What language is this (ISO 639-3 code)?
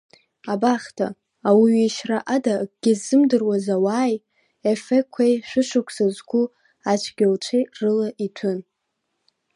abk